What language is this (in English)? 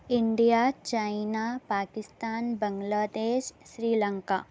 Urdu